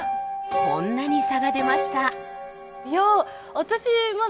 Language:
Japanese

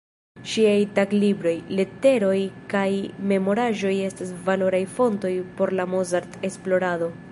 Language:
Esperanto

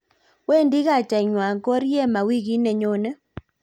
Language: Kalenjin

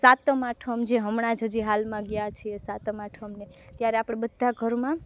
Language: Gujarati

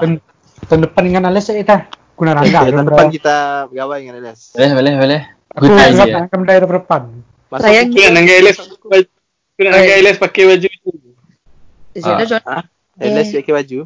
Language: Malay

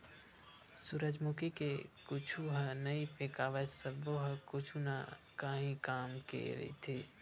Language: Chhattisgarhi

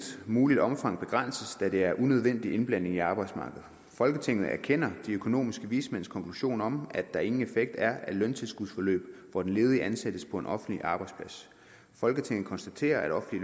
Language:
Danish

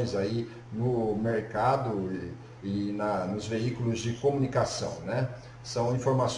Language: Portuguese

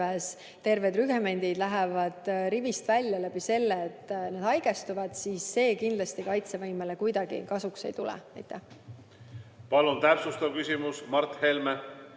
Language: Estonian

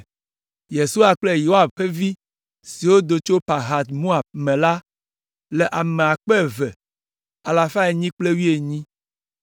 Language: Ewe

